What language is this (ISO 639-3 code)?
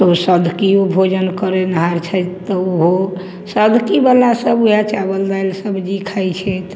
mai